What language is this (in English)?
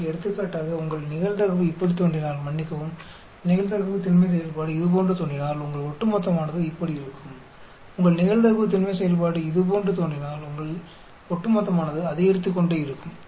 Tamil